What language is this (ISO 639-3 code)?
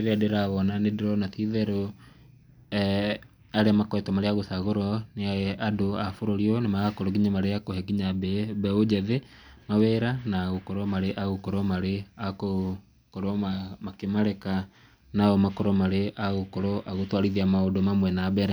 kik